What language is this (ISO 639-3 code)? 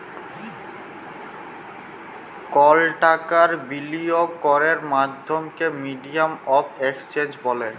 ben